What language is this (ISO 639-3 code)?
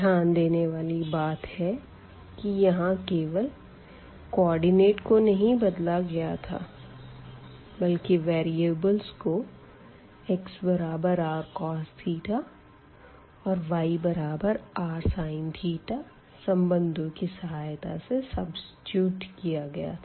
hin